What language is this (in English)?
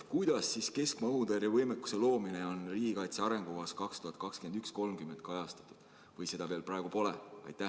Estonian